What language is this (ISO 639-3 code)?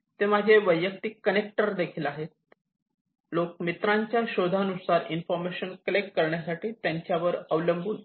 mar